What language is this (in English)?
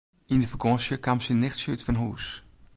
Western Frisian